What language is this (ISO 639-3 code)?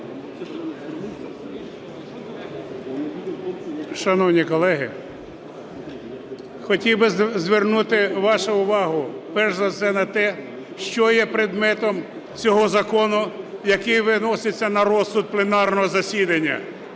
ukr